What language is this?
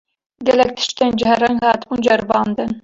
Kurdish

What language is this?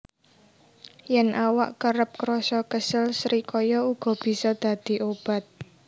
Javanese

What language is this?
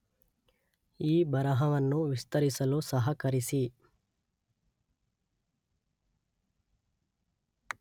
Kannada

